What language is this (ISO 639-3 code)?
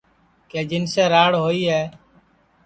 ssi